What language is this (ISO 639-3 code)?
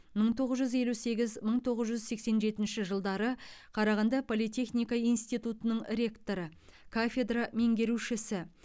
kaz